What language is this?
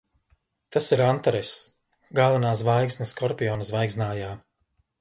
Latvian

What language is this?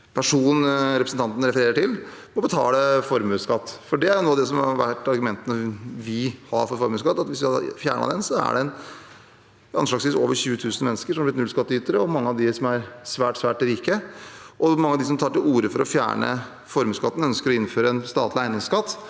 Norwegian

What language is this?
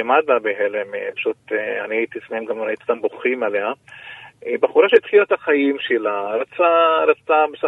Hebrew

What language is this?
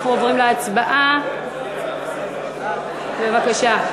Hebrew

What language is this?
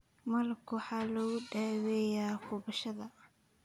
Somali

